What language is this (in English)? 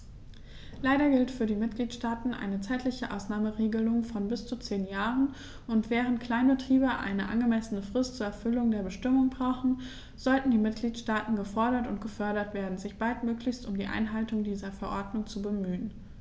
German